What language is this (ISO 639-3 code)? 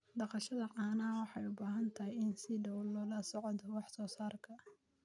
som